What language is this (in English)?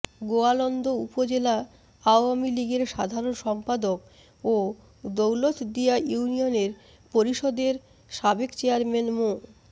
Bangla